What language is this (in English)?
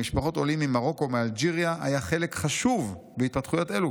Hebrew